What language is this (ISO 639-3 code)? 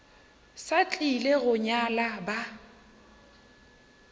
nso